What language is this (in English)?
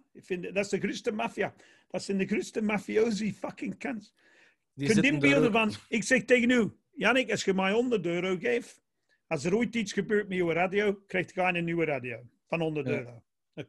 Dutch